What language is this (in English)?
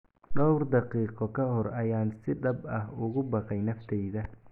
Somali